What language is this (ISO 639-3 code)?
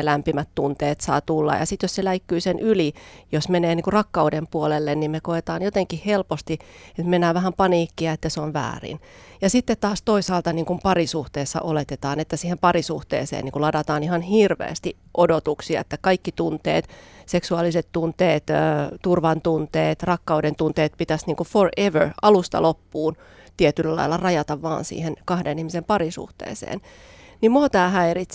fin